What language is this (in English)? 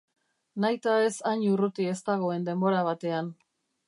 Basque